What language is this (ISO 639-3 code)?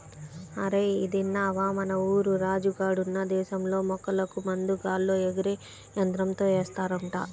tel